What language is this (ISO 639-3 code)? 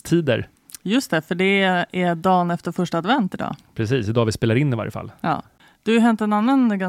swe